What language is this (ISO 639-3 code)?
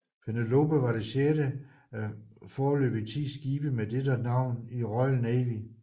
dan